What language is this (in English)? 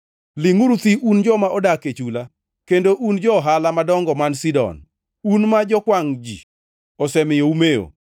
Luo (Kenya and Tanzania)